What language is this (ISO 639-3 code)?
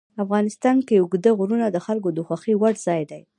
pus